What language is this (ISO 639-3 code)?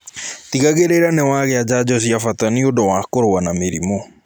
kik